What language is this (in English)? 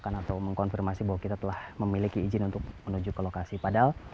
Indonesian